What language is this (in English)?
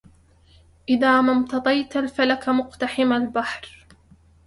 Arabic